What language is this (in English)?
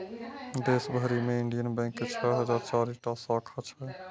Maithili